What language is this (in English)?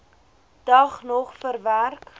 Afrikaans